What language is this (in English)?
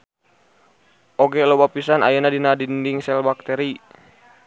Sundanese